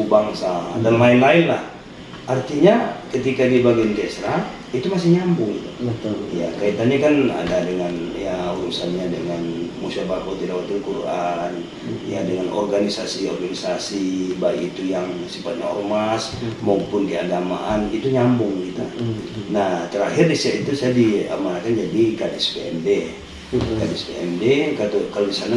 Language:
Indonesian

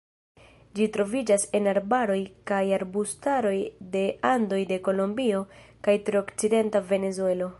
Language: Esperanto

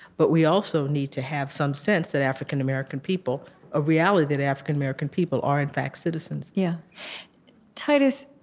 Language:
English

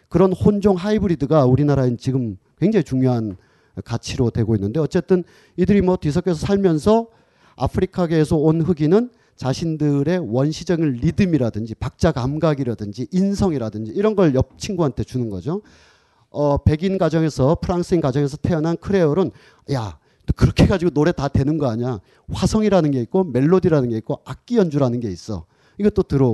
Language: Korean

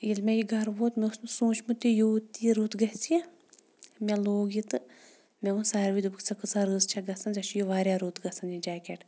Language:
Kashmiri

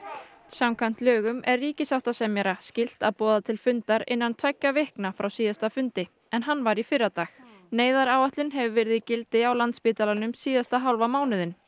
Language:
Icelandic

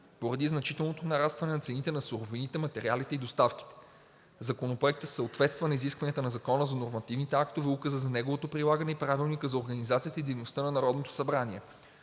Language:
Bulgarian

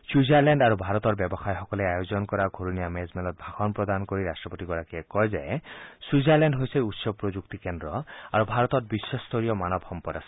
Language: Assamese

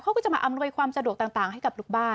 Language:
Thai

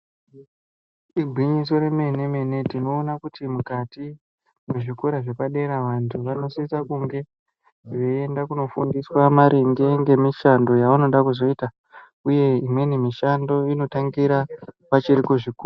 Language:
Ndau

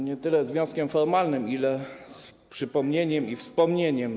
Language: Polish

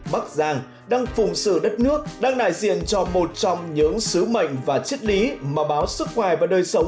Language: Vietnamese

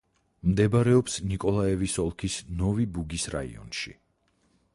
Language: Georgian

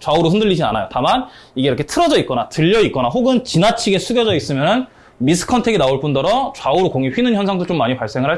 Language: Korean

